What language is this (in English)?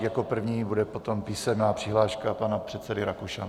Czech